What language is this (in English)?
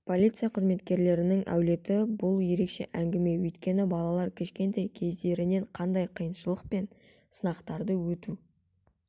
Kazakh